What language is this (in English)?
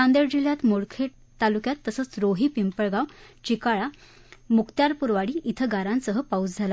Marathi